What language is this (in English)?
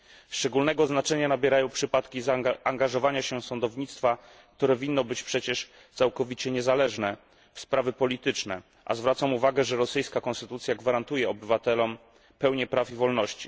Polish